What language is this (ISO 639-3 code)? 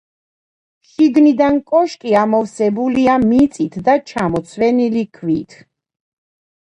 kat